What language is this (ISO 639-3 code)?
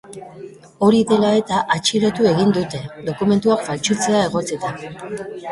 eus